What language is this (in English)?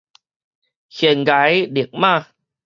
Min Nan Chinese